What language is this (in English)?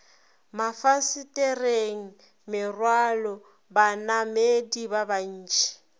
Northern Sotho